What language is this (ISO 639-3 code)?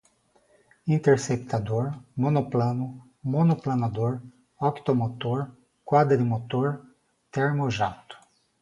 por